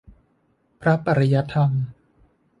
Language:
Thai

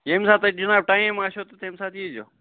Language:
Kashmiri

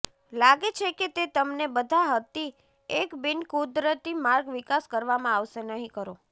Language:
Gujarati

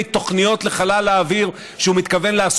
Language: Hebrew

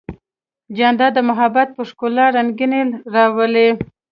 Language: Pashto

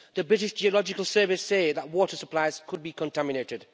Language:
English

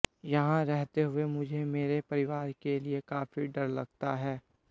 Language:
Hindi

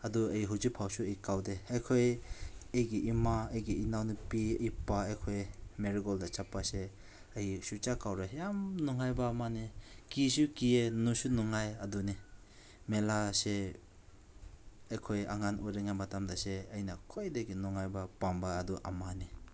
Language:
Manipuri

